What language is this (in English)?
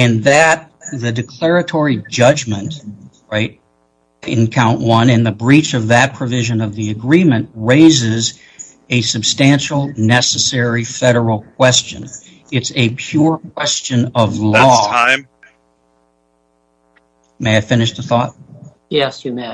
English